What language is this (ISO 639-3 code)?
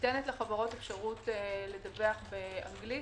heb